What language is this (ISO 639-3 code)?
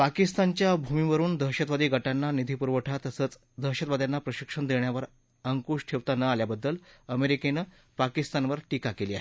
mar